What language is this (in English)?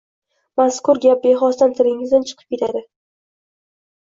Uzbek